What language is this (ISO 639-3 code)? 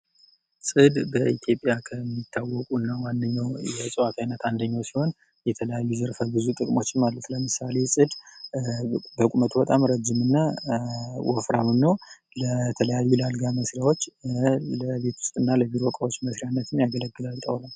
amh